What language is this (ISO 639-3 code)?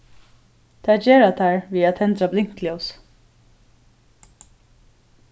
fao